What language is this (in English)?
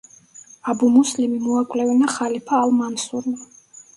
Georgian